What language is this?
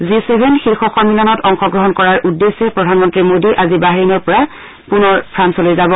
Assamese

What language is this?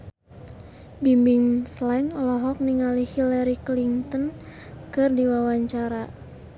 Sundanese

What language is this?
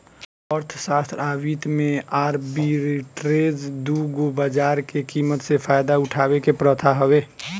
Bhojpuri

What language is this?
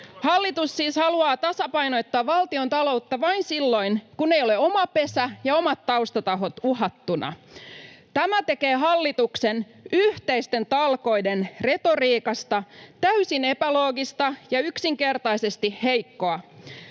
Finnish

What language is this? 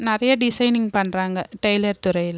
Tamil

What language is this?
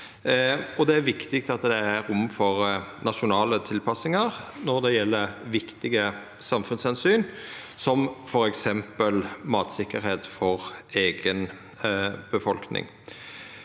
Norwegian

